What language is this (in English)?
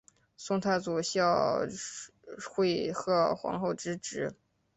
Chinese